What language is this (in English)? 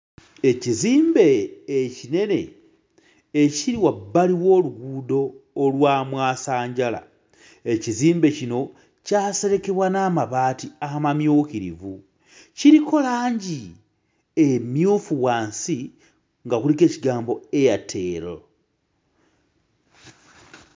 Ganda